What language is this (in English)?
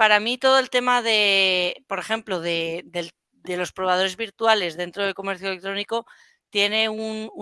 Spanish